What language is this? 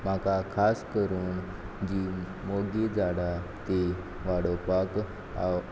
Konkani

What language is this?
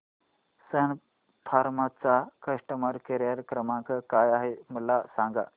Marathi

